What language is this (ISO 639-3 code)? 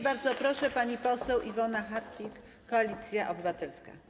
pol